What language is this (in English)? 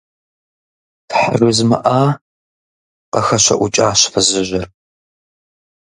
Kabardian